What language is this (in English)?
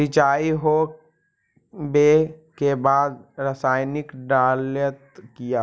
Magahi